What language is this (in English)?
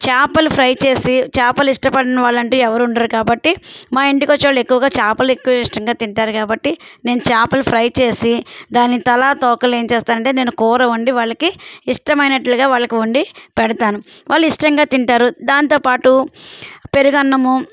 Telugu